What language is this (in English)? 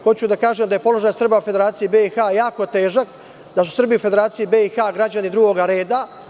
Serbian